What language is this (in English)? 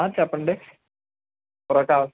Telugu